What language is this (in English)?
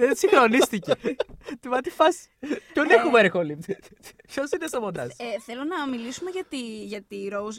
Greek